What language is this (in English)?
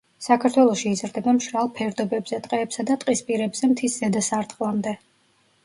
Georgian